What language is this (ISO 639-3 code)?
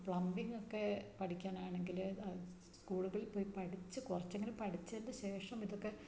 mal